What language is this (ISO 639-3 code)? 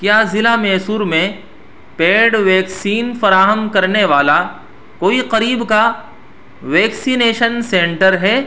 urd